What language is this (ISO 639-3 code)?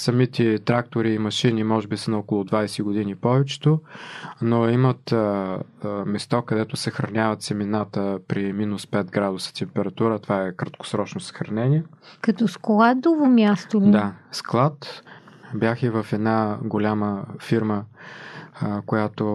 bul